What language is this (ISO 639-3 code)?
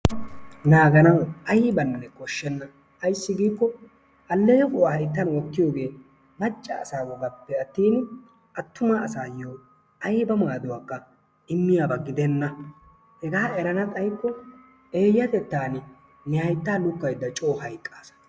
wal